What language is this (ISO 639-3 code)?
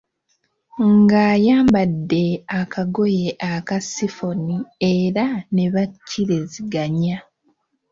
lug